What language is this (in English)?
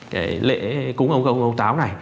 Vietnamese